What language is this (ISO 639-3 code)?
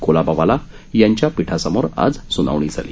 mar